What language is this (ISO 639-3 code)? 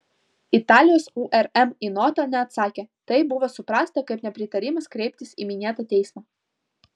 lit